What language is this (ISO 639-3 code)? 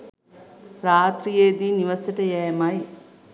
sin